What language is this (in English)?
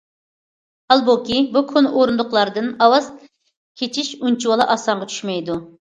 Uyghur